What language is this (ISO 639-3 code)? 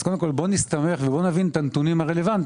heb